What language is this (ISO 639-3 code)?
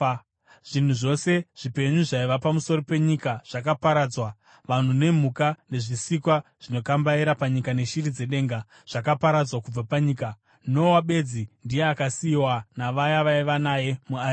sna